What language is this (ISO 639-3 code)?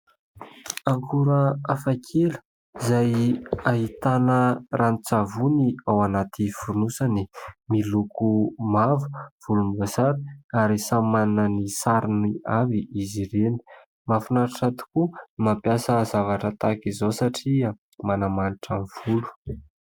mlg